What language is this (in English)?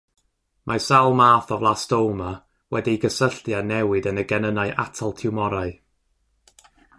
Welsh